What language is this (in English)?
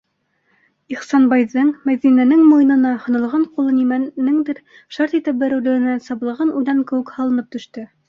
Bashkir